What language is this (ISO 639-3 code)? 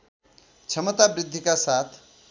nep